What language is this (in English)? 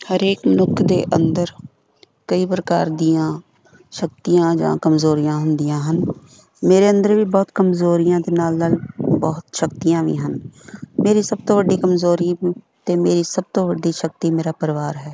Punjabi